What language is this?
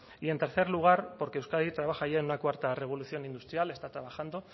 Spanish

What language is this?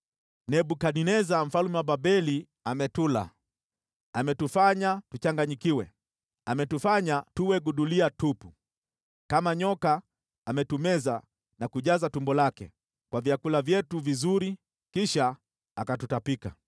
Swahili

